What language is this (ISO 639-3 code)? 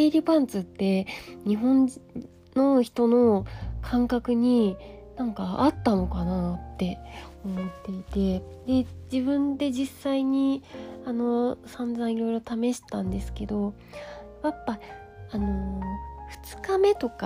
jpn